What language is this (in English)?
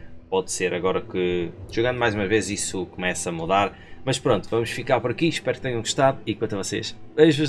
Portuguese